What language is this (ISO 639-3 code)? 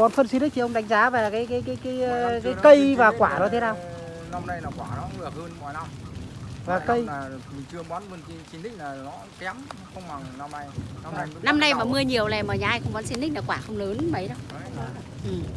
vie